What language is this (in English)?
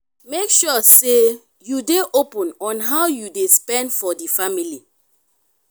Nigerian Pidgin